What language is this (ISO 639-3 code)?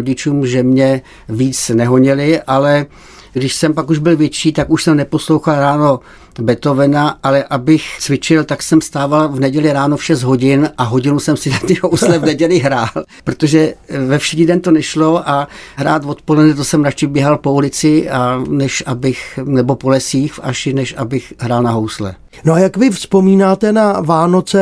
ces